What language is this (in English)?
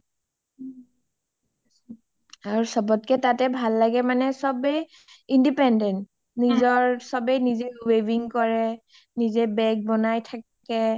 Assamese